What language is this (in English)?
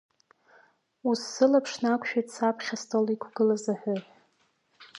Abkhazian